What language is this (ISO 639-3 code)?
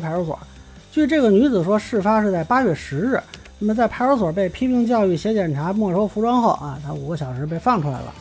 zho